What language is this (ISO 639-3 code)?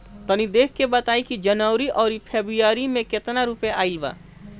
bho